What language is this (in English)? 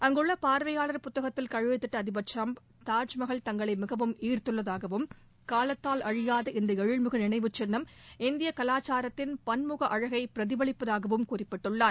Tamil